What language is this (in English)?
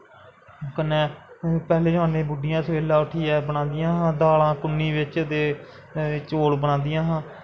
Dogri